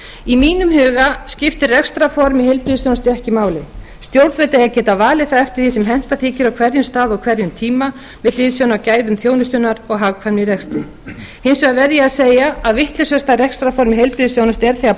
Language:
Icelandic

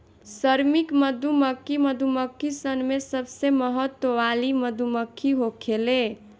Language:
Bhojpuri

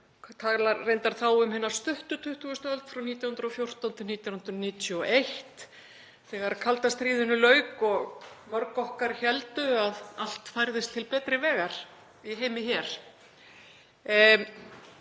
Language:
Icelandic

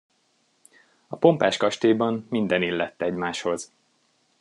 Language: Hungarian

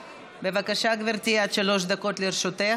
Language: Hebrew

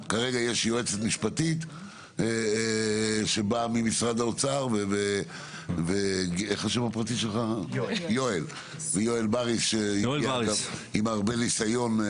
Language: Hebrew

